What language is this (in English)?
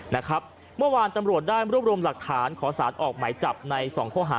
Thai